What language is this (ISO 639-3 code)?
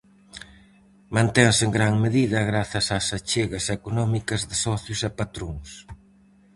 glg